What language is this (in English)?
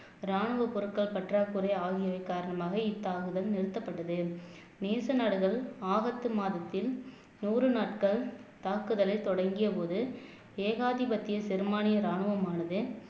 Tamil